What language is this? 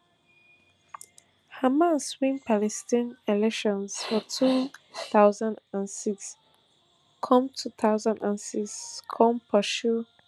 Nigerian Pidgin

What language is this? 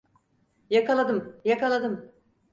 Turkish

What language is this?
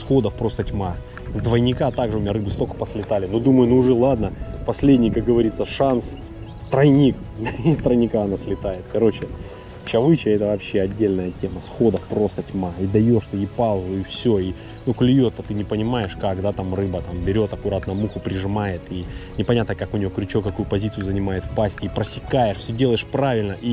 Russian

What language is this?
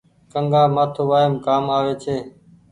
Goaria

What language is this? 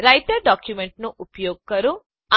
Gujarati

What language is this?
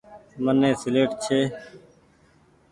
Goaria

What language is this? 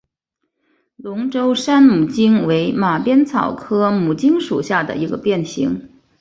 Chinese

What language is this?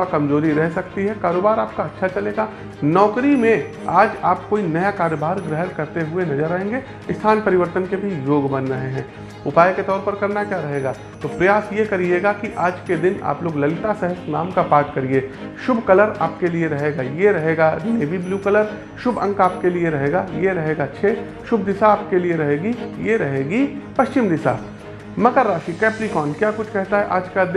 Hindi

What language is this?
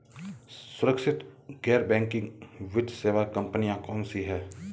Hindi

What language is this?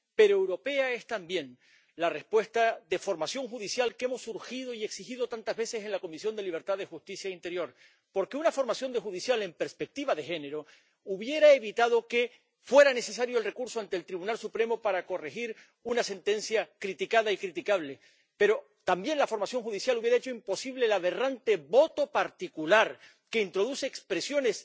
Spanish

